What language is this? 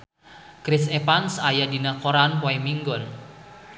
Sundanese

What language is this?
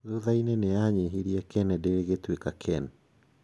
Kikuyu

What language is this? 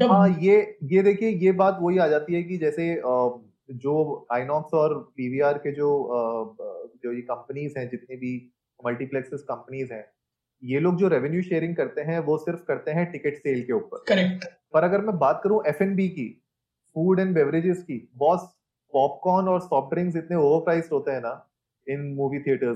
Hindi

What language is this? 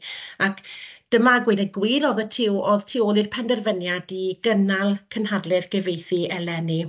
Welsh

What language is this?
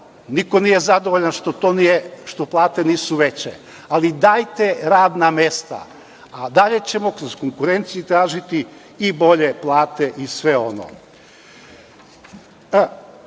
Serbian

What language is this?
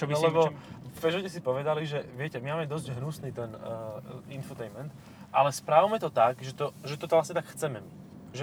Slovak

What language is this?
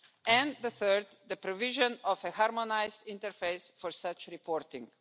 English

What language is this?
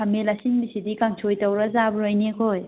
Manipuri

